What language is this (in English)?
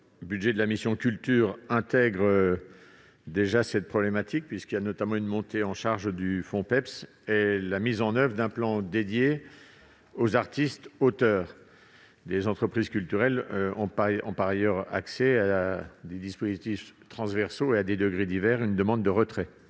French